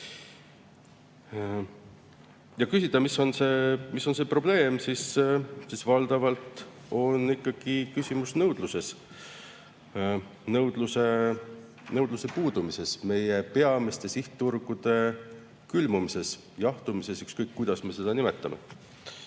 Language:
Estonian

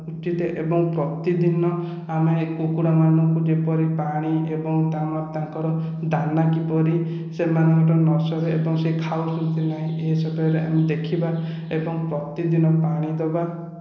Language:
Odia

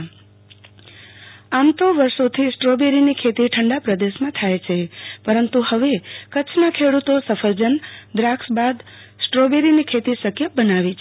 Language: Gujarati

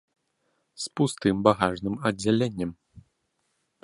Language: Belarusian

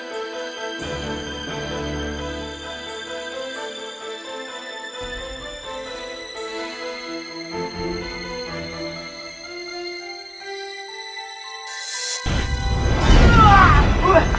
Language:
Indonesian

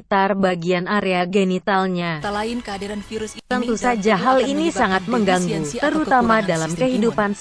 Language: Indonesian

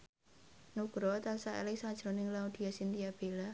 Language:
Javanese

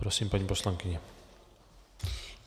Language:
Czech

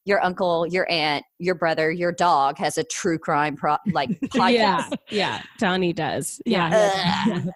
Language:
English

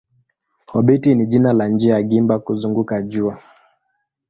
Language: Swahili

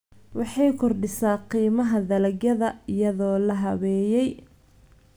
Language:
Somali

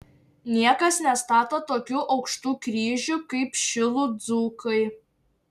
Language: Lithuanian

